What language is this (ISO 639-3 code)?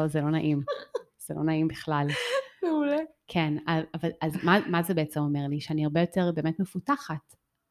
heb